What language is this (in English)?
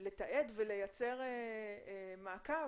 Hebrew